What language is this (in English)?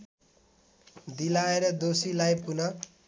Nepali